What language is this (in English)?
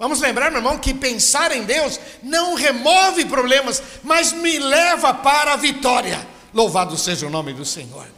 Portuguese